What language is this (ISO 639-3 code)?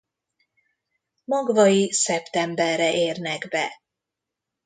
hun